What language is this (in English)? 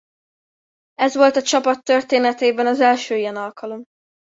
Hungarian